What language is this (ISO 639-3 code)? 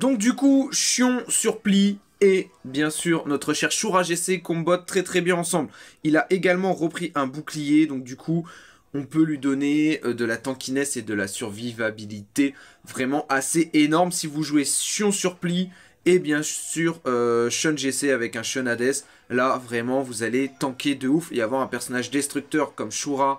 fra